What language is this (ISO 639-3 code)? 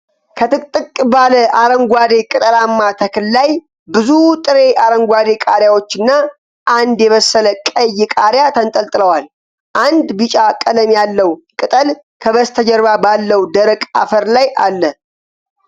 amh